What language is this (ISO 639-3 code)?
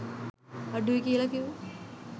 sin